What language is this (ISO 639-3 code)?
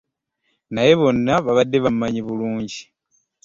lug